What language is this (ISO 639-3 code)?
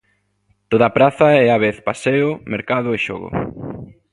glg